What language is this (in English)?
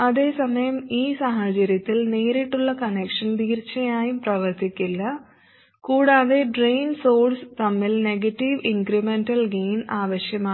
Malayalam